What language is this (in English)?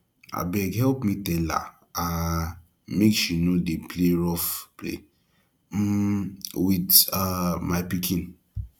Nigerian Pidgin